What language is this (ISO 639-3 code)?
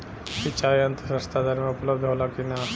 bho